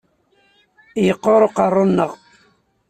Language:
Kabyle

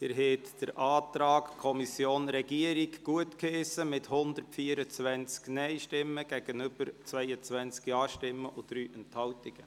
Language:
Swiss German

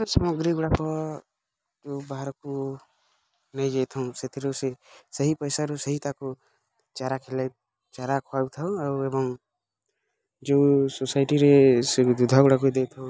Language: Odia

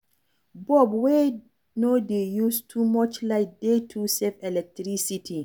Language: Nigerian Pidgin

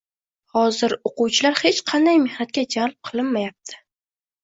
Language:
Uzbek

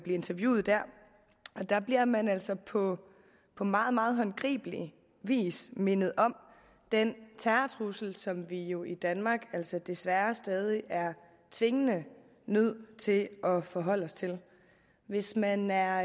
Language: Danish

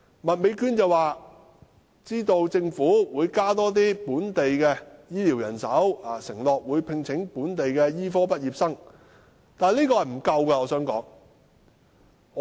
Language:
Cantonese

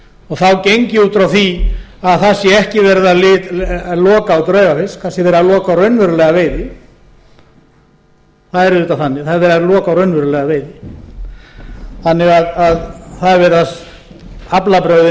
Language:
Icelandic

